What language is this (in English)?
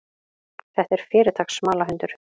Icelandic